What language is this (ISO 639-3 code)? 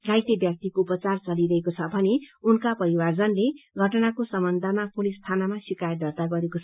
nep